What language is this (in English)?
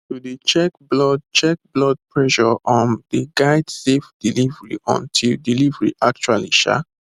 Nigerian Pidgin